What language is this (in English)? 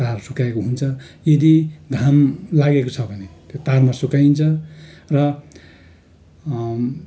Nepali